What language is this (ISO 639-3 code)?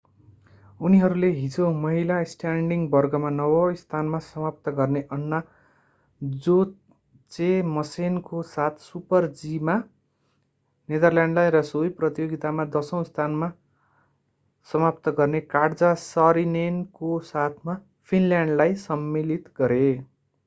nep